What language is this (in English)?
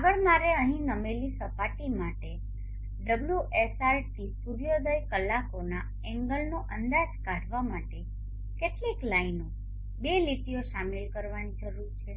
Gujarati